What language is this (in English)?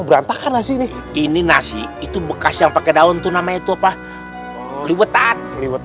Indonesian